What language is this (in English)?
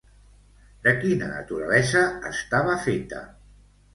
Catalan